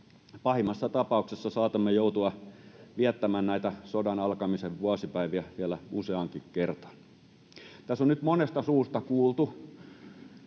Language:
Finnish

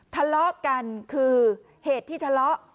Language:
Thai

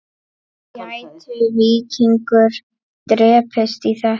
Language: Icelandic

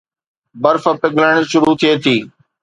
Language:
Sindhi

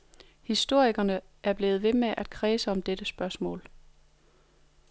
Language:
Danish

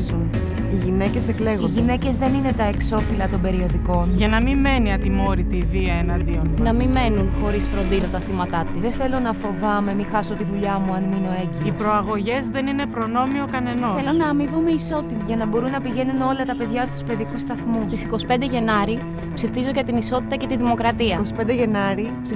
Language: Greek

